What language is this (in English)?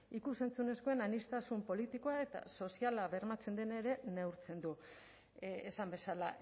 Basque